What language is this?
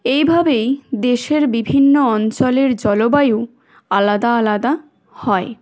Bangla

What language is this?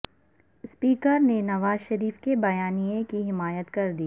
Urdu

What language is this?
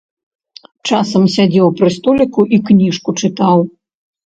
Belarusian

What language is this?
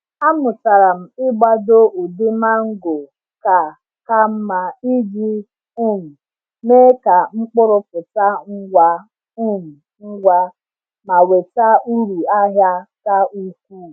Igbo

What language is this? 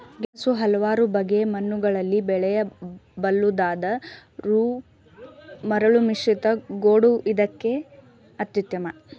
Kannada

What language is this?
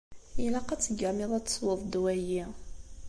Kabyle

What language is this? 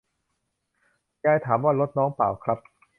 Thai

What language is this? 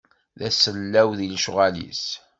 Kabyle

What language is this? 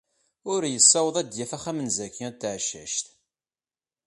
Kabyle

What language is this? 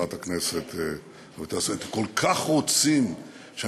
Hebrew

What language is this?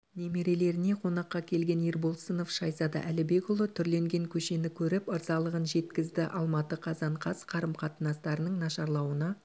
Kazakh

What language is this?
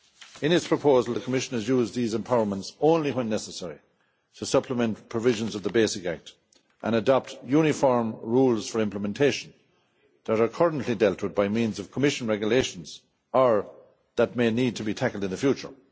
English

